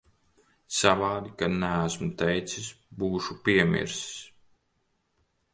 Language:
Latvian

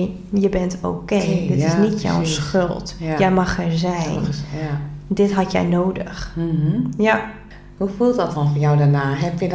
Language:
Dutch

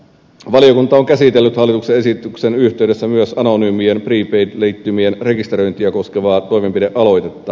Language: Finnish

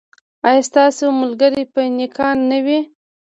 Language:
Pashto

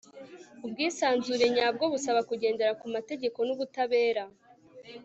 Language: Kinyarwanda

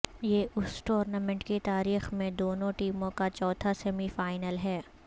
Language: Urdu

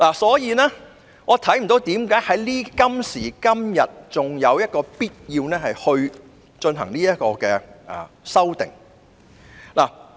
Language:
Cantonese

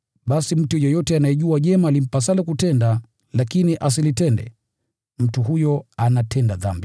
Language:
Swahili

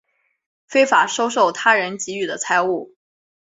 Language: Chinese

